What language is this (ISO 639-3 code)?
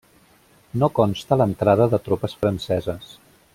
cat